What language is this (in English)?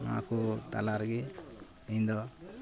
Santali